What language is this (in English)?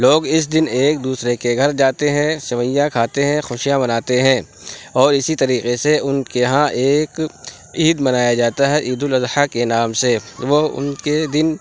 Urdu